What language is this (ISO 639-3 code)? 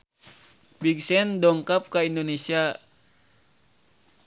sun